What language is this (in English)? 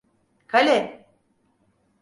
Turkish